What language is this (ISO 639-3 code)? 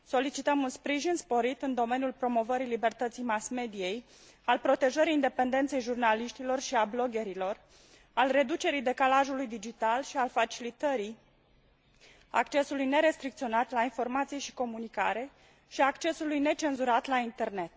ron